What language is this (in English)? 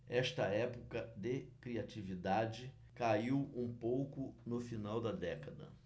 Portuguese